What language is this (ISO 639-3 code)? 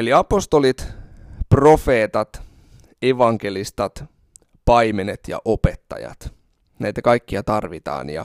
fin